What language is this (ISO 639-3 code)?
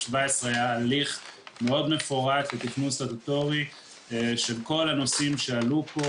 heb